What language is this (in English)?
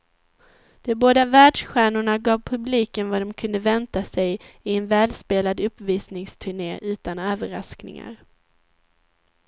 Swedish